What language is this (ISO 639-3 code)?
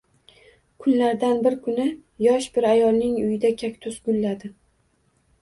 uzb